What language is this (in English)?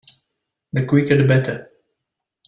English